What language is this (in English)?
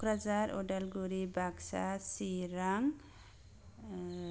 Bodo